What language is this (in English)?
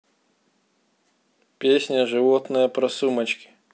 Russian